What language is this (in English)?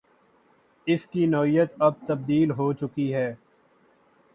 Urdu